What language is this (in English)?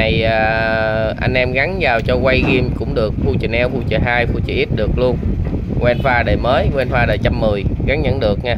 Vietnamese